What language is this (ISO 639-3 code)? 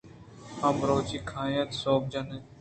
bgp